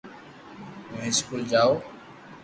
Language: Loarki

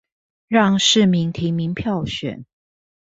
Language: Chinese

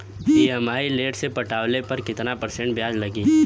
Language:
Bhojpuri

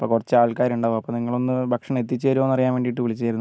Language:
Malayalam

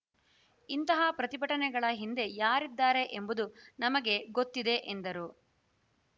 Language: Kannada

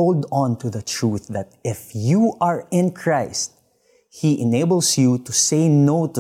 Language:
Filipino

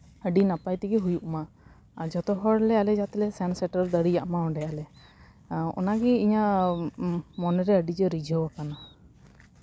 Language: Santali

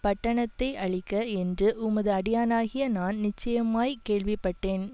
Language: Tamil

